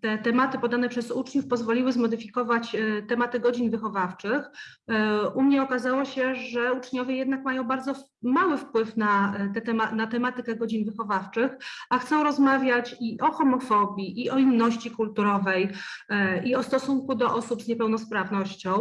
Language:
Polish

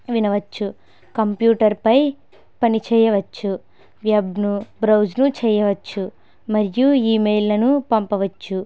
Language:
Telugu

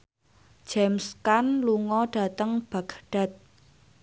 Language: Javanese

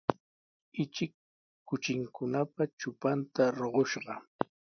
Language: Sihuas Ancash Quechua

